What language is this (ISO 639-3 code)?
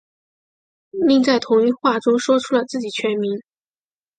zho